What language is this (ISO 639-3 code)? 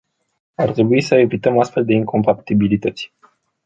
ron